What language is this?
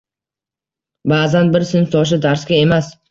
Uzbek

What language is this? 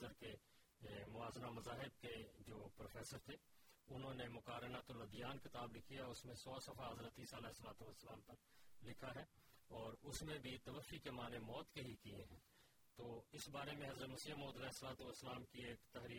Urdu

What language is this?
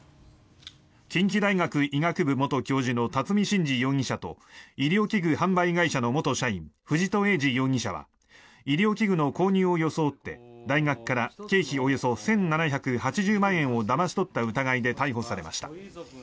Japanese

